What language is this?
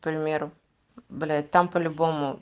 Russian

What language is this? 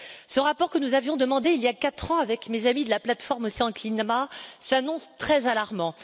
French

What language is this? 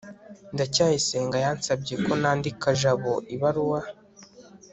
Kinyarwanda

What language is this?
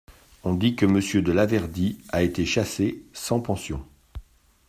French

